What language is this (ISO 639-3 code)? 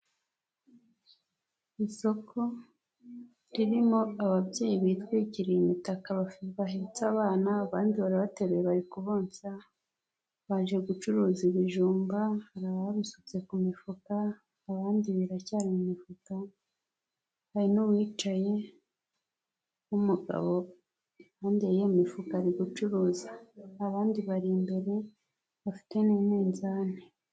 kin